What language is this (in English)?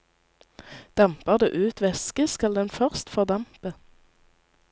Norwegian